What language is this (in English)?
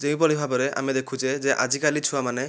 Odia